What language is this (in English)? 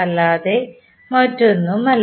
Malayalam